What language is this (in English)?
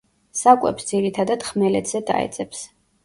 Georgian